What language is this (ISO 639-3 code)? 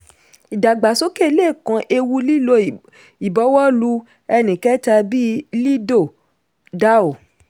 yor